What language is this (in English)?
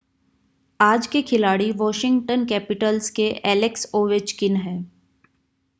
Hindi